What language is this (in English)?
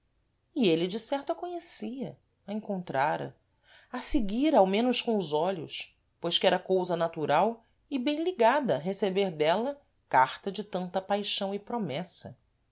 Portuguese